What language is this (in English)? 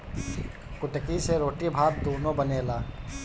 Bhojpuri